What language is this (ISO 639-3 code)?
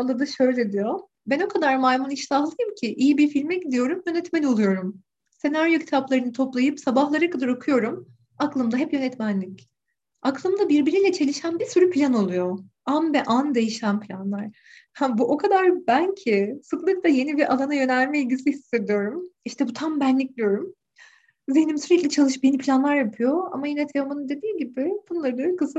tur